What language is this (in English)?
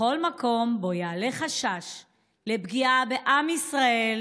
Hebrew